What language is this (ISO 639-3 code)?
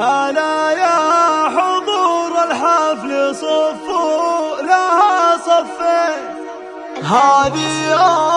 ara